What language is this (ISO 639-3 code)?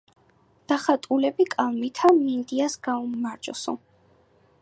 kat